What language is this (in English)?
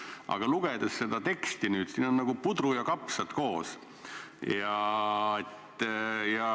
Estonian